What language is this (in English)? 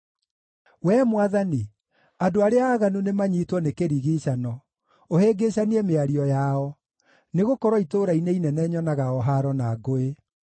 Kikuyu